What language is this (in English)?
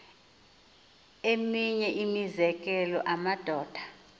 Xhosa